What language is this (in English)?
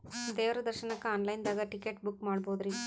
Kannada